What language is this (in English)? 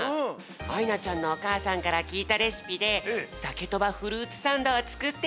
Japanese